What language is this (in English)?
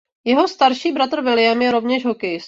Czech